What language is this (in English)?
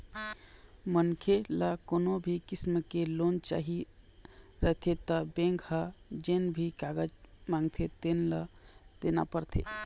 Chhattisgarhi